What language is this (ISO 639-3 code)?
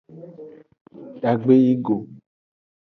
ajg